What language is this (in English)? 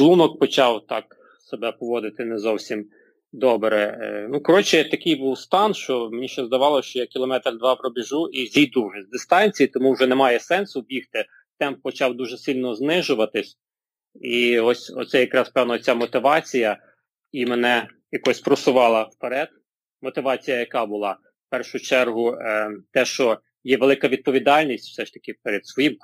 Ukrainian